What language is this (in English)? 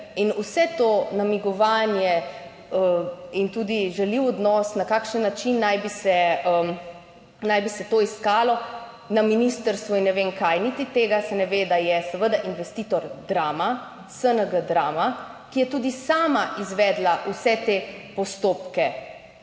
Slovenian